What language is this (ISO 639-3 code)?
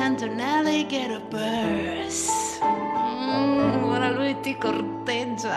ell